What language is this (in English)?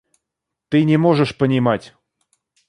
Russian